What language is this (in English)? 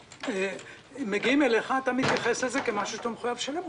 Hebrew